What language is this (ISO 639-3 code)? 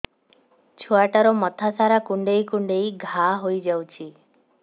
ori